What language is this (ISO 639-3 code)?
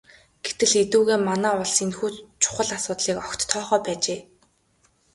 mon